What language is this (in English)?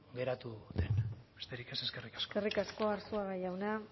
Basque